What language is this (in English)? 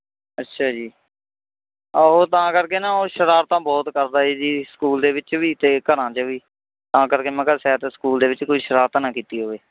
Punjabi